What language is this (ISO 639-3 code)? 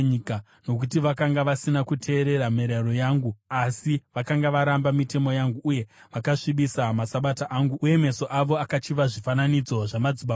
sna